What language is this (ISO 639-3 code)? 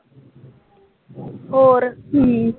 pan